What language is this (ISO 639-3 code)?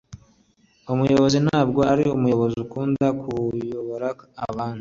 kin